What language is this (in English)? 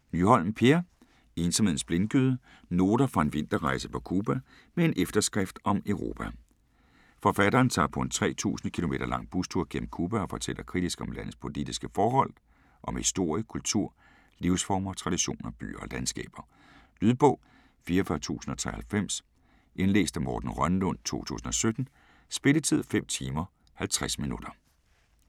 Danish